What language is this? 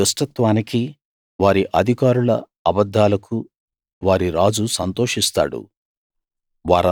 Telugu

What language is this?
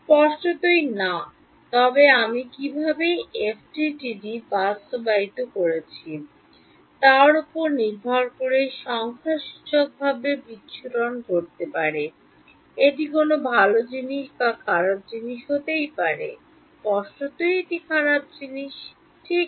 Bangla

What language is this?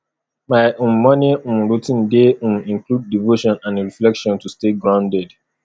Nigerian Pidgin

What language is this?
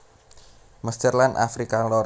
Javanese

